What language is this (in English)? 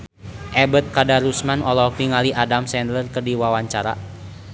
Sundanese